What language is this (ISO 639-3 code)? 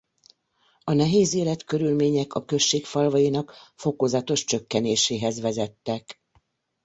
hun